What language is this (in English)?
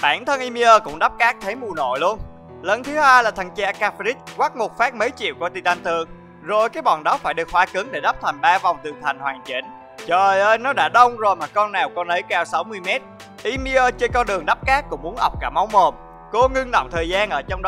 Vietnamese